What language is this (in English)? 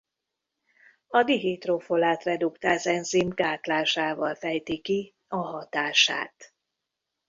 Hungarian